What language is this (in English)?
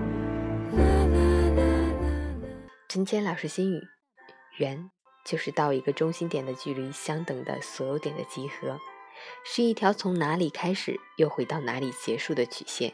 Chinese